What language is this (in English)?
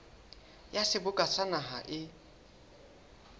Southern Sotho